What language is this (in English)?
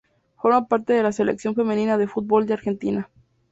Spanish